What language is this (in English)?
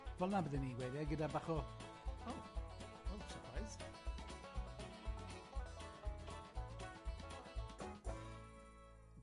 Welsh